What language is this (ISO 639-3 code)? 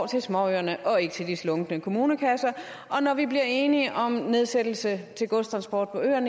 dan